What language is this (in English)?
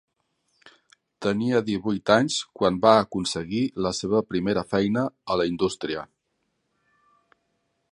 Catalan